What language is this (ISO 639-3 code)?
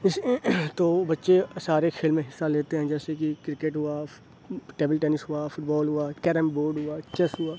urd